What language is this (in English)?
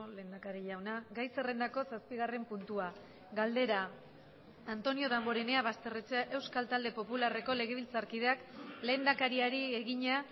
Basque